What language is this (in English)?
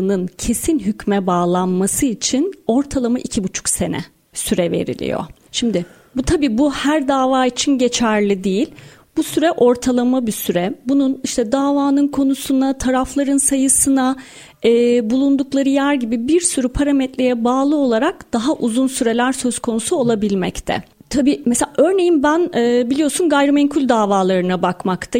Turkish